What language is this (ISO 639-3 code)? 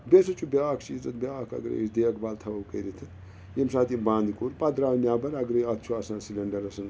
kas